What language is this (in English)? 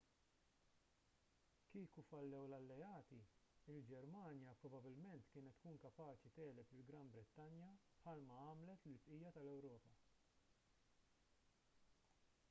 Maltese